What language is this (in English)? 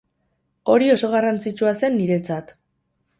Basque